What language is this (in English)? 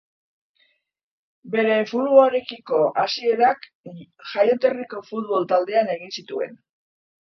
Basque